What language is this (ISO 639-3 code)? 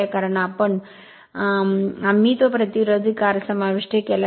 mar